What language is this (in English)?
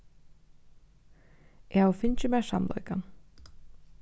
Faroese